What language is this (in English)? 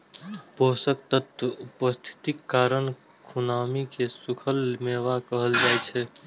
Maithili